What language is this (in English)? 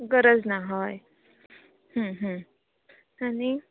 Konkani